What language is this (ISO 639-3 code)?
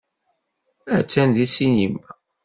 kab